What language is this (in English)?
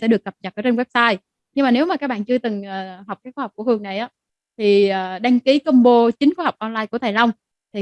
Vietnamese